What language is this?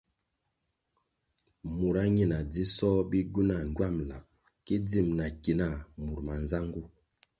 Kwasio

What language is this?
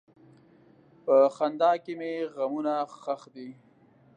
Pashto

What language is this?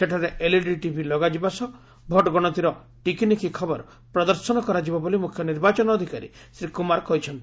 Odia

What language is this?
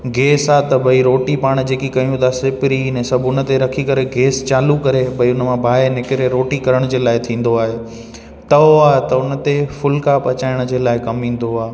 Sindhi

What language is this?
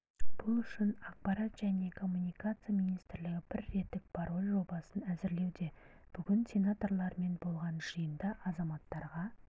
Kazakh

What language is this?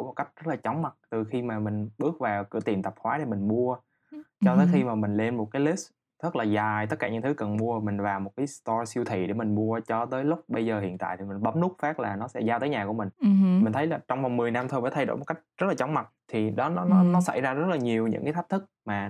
Vietnamese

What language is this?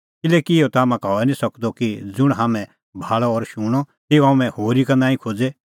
Kullu Pahari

